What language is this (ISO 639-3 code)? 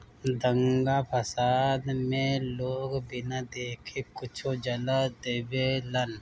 bho